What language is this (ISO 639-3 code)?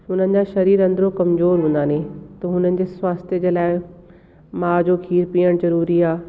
snd